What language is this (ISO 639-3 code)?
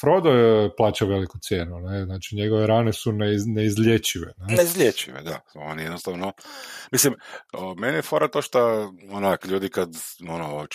hrv